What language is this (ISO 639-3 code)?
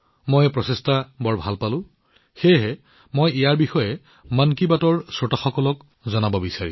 asm